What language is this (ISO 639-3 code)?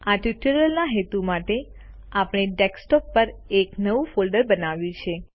guj